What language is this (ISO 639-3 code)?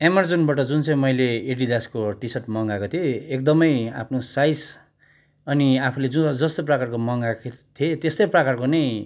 nep